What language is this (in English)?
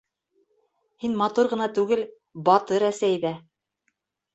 Bashkir